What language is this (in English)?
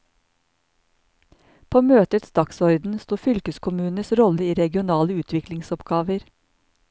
Norwegian